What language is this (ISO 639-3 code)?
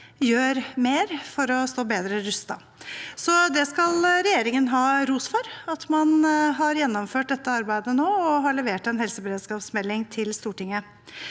nor